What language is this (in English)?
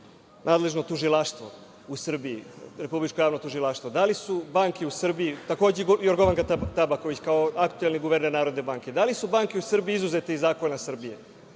Serbian